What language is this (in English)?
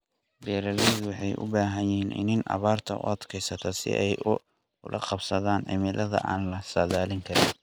Somali